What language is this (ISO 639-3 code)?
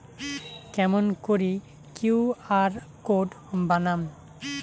ben